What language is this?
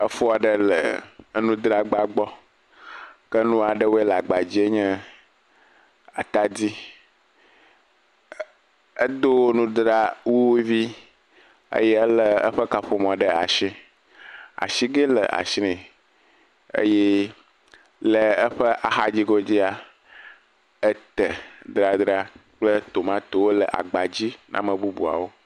Ewe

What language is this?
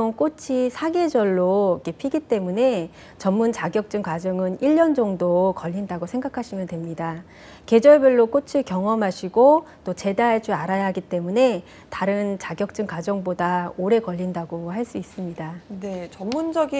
Korean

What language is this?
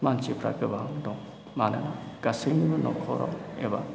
Bodo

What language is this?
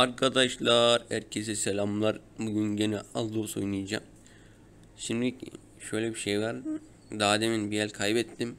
Turkish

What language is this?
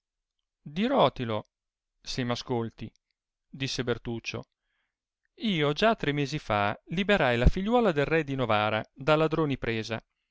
Italian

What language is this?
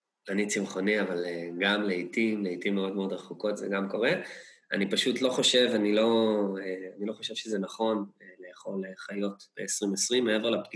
Hebrew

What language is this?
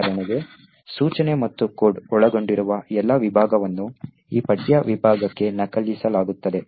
Kannada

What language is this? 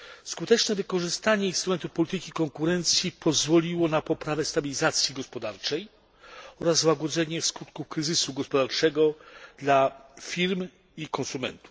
Polish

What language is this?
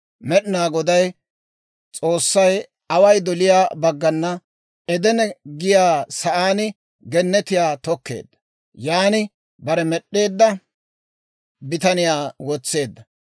Dawro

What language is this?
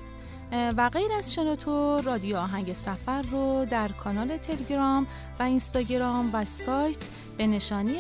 Persian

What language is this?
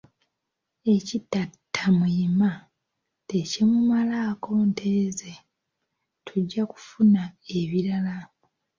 Ganda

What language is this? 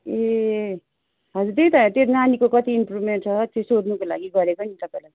Nepali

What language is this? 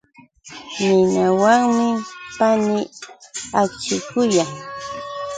Yauyos Quechua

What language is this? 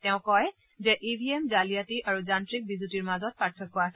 Assamese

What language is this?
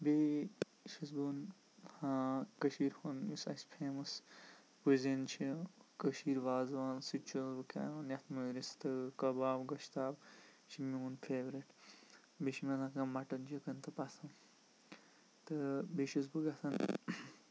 Kashmiri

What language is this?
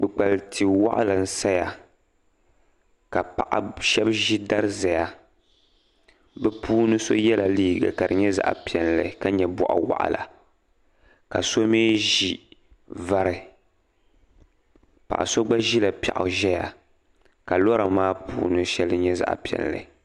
Dagbani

